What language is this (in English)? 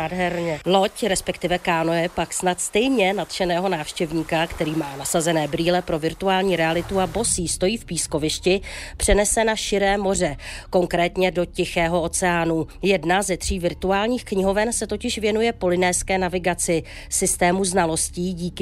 Czech